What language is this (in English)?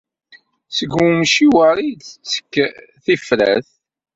Kabyle